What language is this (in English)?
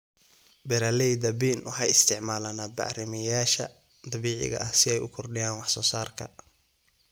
Somali